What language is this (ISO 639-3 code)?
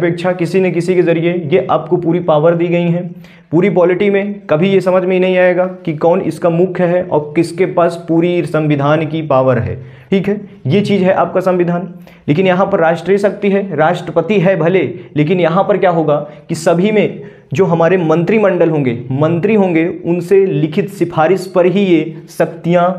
hin